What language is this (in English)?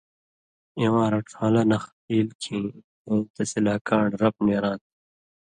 Indus Kohistani